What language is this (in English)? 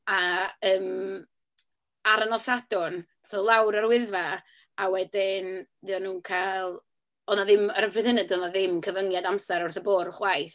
Welsh